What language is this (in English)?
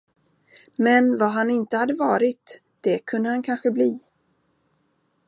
Swedish